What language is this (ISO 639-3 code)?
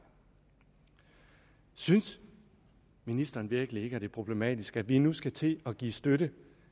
dan